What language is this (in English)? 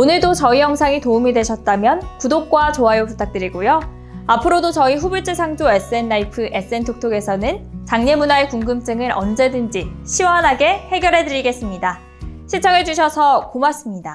Korean